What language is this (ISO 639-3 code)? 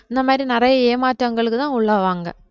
tam